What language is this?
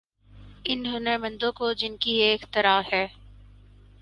Urdu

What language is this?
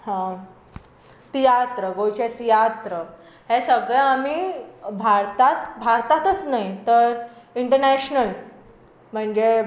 Konkani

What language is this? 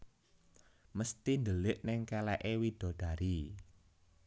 Javanese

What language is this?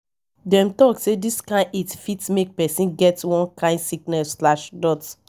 Nigerian Pidgin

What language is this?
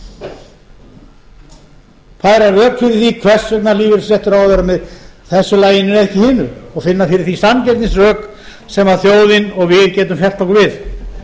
Icelandic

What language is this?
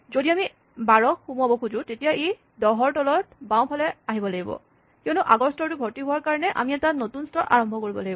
Assamese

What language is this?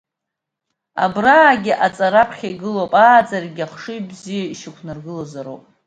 Abkhazian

